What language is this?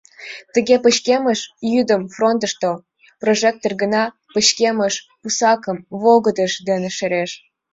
Mari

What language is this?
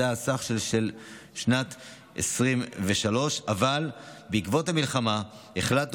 Hebrew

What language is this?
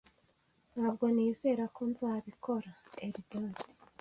Kinyarwanda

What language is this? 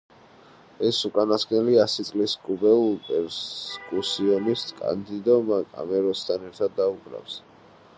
Georgian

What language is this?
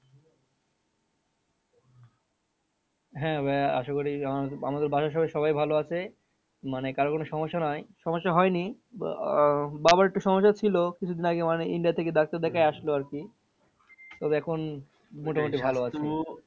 Bangla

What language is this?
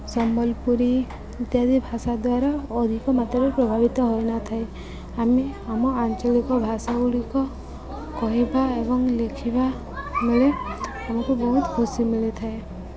Odia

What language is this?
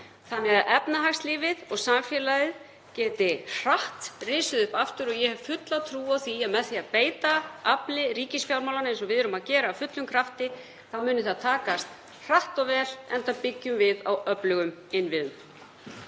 Icelandic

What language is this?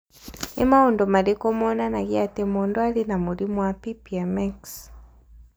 Kikuyu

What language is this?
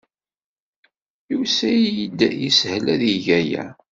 Kabyle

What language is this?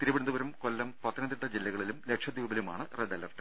Malayalam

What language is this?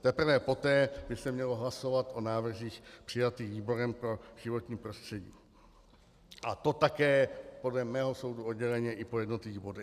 Czech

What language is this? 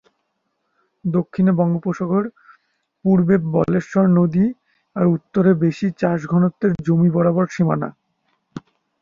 Bangla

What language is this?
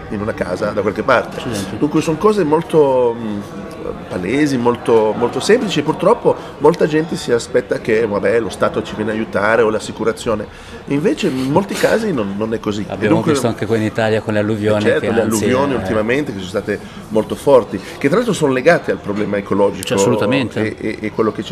Italian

